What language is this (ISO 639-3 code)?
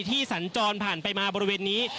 tha